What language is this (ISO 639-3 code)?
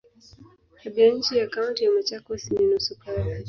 swa